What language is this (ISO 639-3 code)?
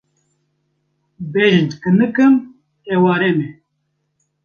kur